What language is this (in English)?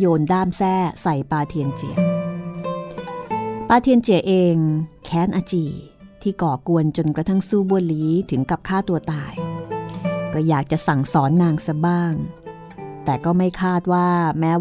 Thai